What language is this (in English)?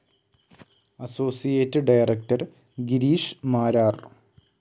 Malayalam